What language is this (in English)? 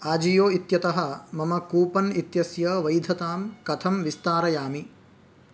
Sanskrit